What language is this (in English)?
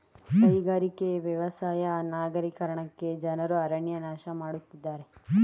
Kannada